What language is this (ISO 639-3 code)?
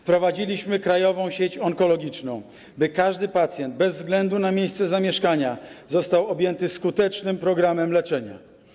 pol